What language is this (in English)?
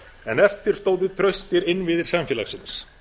Icelandic